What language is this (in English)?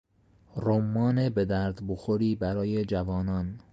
Persian